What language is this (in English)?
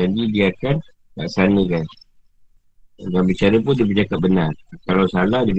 Malay